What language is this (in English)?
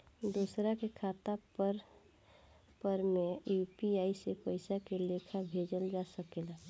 Bhojpuri